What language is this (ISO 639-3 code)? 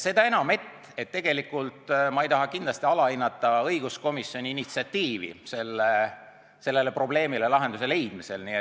est